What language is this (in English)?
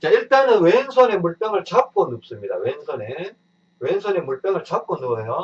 Korean